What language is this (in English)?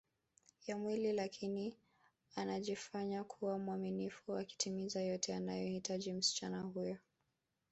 Swahili